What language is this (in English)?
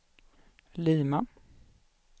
Swedish